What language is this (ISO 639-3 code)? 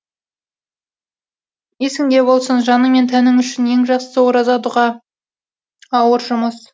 kaz